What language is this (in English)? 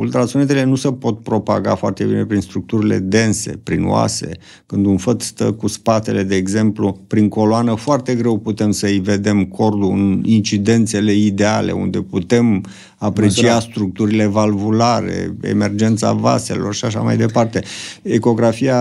Romanian